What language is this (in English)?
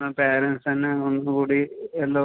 Malayalam